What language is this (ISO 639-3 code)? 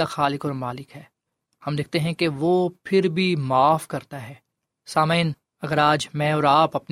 urd